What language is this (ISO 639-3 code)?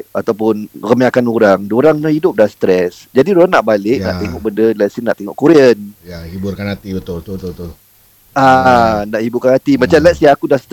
msa